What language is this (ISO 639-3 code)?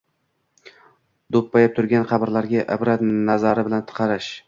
uzb